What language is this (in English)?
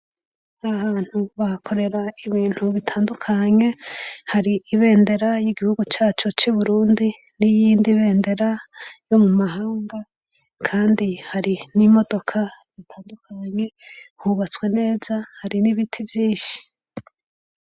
Rundi